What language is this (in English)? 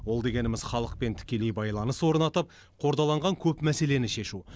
Kazakh